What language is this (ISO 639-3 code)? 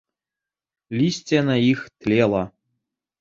bel